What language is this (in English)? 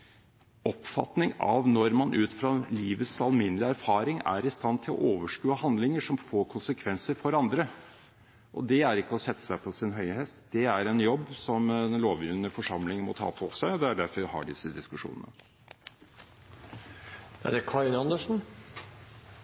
Norwegian Bokmål